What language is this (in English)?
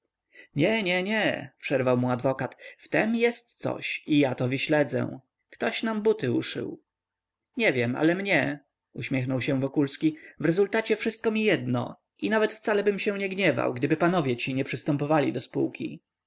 Polish